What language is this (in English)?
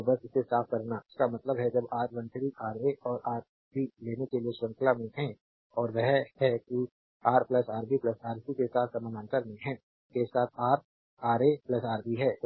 Hindi